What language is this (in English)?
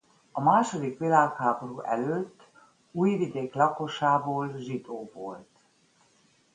Hungarian